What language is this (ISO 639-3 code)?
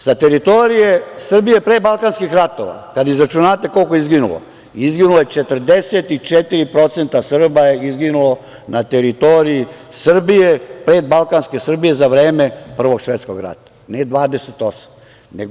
srp